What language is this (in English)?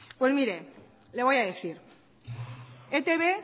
Spanish